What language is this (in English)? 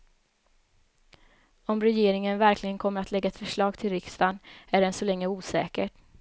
Swedish